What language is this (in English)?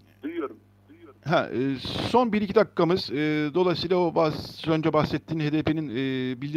Turkish